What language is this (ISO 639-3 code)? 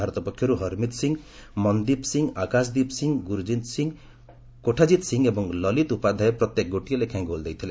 ori